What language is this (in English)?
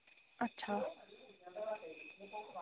Dogri